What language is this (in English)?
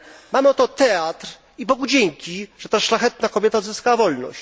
Polish